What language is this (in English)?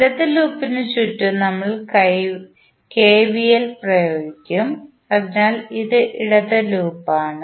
Malayalam